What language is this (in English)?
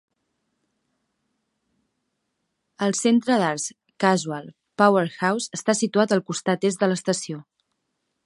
Catalan